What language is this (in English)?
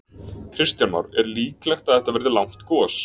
Icelandic